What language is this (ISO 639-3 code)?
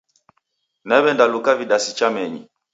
dav